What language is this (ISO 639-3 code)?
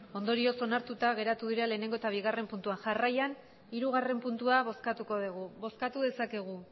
eus